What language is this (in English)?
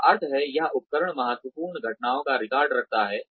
Hindi